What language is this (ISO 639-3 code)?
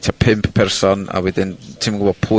cym